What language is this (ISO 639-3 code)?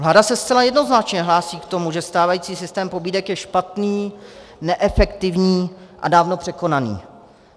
ces